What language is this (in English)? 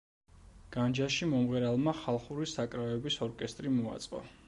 Georgian